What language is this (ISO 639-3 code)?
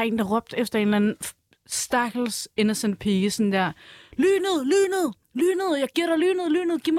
dan